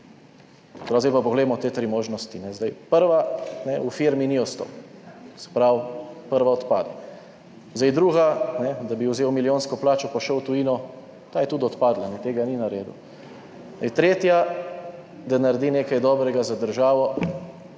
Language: Slovenian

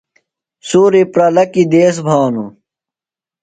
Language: Phalura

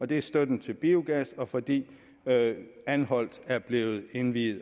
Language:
Danish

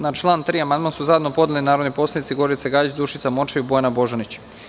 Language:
Serbian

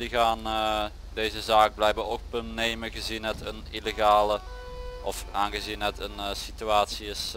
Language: Dutch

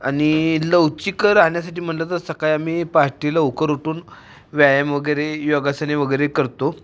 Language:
Marathi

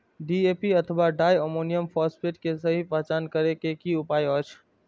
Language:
Maithili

